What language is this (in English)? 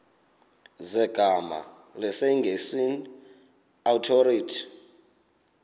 Xhosa